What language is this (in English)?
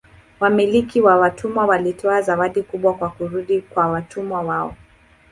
Swahili